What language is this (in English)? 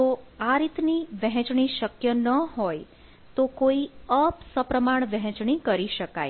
Gujarati